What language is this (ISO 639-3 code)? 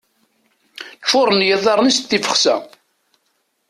kab